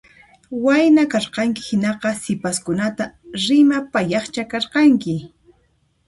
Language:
Puno Quechua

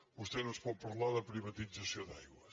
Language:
Catalan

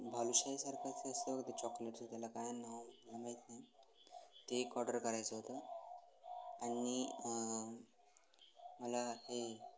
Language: Marathi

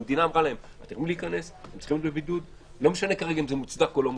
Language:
Hebrew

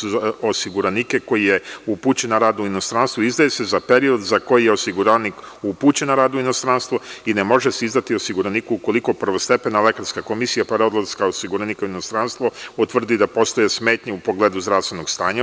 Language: Serbian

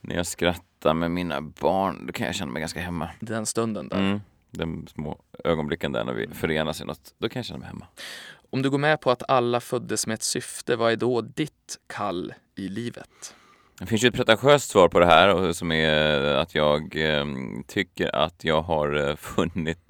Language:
Swedish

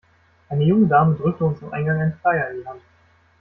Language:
German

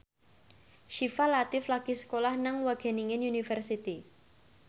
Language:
Javanese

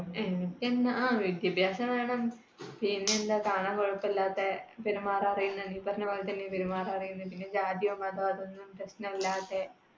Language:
Malayalam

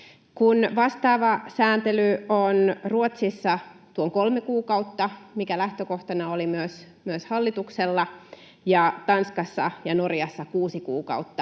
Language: Finnish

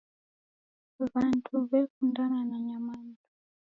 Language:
Taita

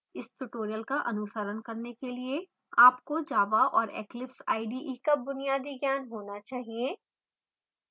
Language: Hindi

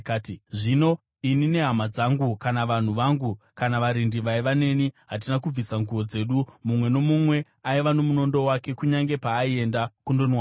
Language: Shona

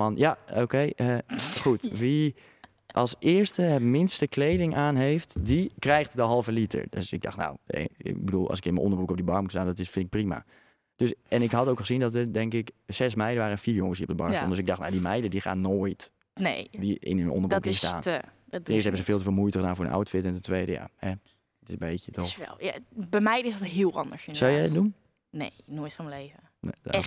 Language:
Dutch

